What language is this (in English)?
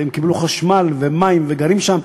Hebrew